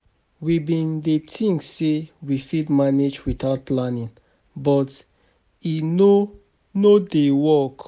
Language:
Nigerian Pidgin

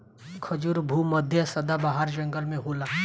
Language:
Bhojpuri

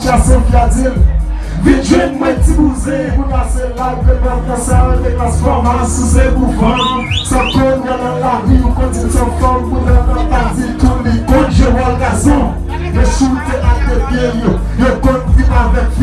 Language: French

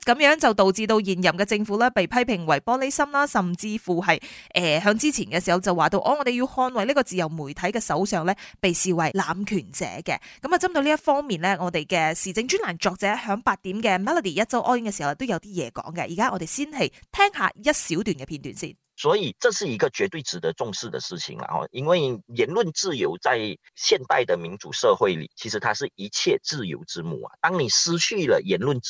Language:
Chinese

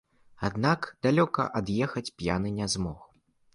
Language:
Belarusian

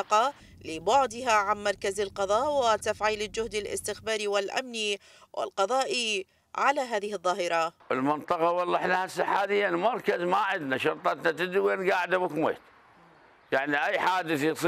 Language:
Arabic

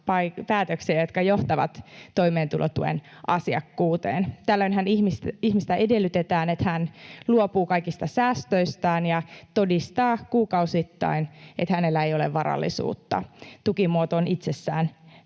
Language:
Finnish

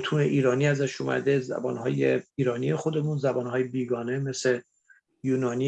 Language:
Persian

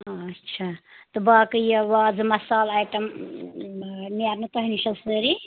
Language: Kashmiri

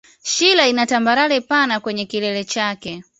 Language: Swahili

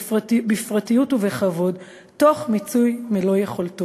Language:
Hebrew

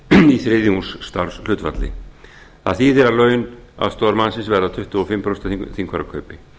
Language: Icelandic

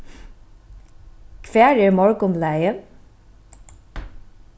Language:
Faroese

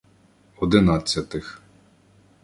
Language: Ukrainian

